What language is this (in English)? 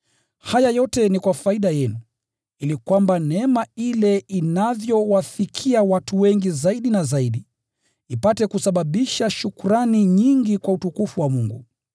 Swahili